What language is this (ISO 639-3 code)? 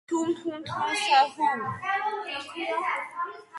kat